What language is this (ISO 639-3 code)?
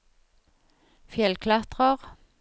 nor